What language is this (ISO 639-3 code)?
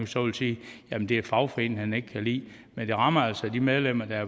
dan